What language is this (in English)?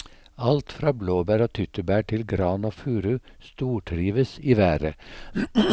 Norwegian